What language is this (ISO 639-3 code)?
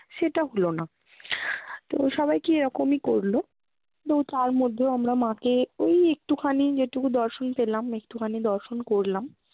ben